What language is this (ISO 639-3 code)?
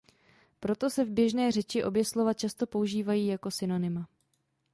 ces